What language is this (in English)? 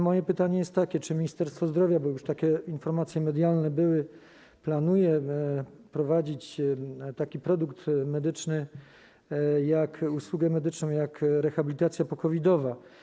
Polish